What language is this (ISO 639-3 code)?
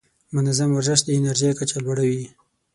pus